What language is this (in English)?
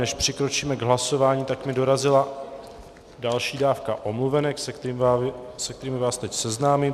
Czech